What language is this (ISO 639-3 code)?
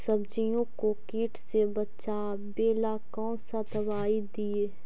mag